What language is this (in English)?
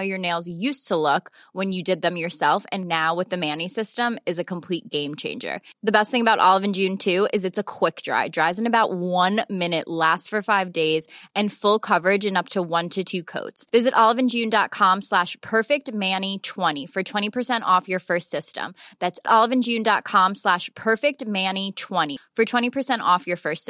Swedish